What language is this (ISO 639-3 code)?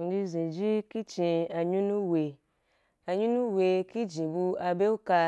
juk